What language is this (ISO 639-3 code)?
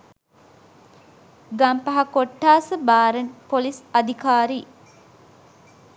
sin